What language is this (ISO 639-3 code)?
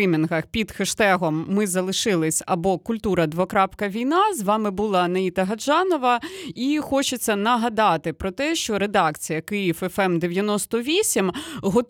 ukr